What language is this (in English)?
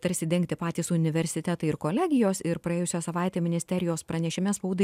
Lithuanian